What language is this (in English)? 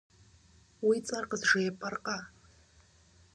Kabardian